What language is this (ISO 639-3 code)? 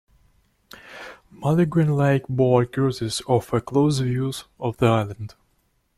eng